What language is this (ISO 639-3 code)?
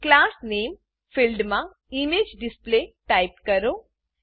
guj